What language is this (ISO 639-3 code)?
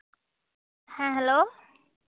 sat